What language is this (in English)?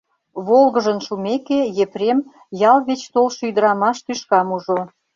Mari